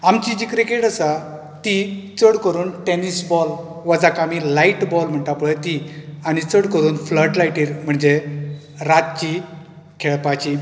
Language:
Konkani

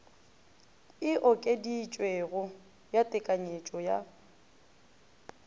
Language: Northern Sotho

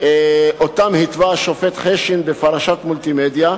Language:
Hebrew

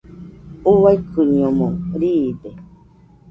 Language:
Nüpode Huitoto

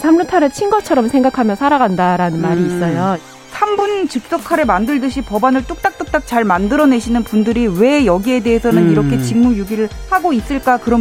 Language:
Korean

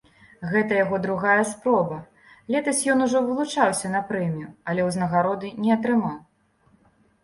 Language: Belarusian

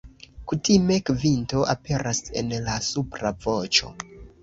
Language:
Esperanto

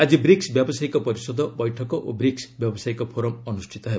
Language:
Odia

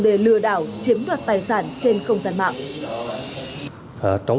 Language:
Vietnamese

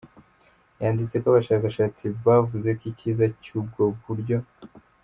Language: Kinyarwanda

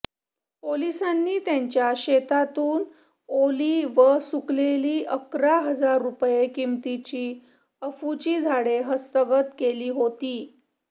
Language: Marathi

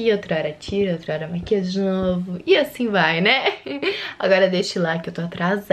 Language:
Portuguese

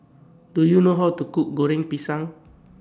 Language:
English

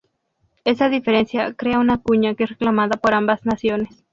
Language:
Spanish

